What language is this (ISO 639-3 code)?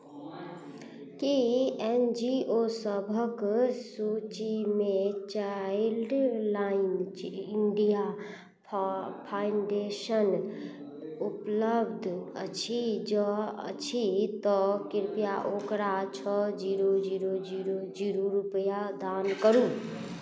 mai